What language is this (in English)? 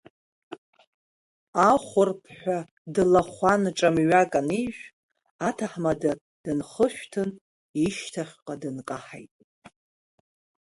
Abkhazian